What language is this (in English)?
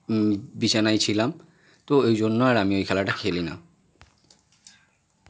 Bangla